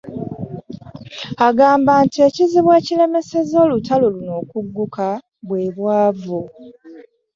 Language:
Ganda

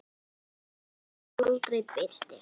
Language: Icelandic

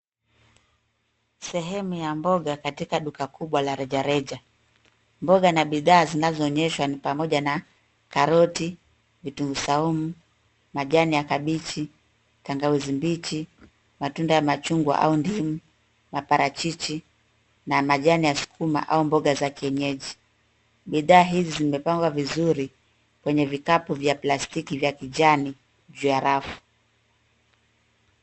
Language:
Swahili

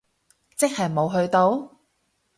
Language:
Cantonese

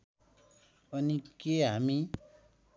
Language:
Nepali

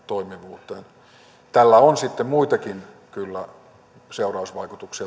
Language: Finnish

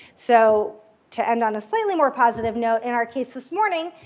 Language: English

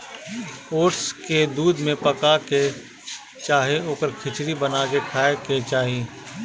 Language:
Bhojpuri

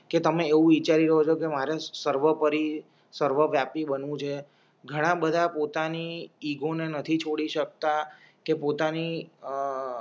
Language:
Gujarati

